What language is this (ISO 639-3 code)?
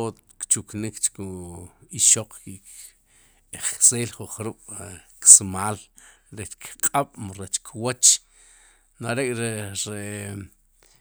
qum